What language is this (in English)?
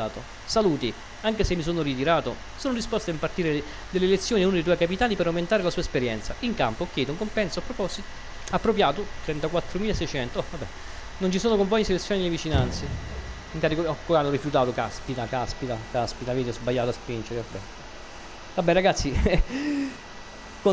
Italian